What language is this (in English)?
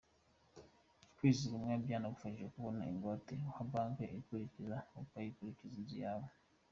Kinyarwanda